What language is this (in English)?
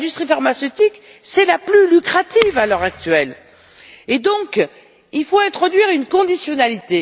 French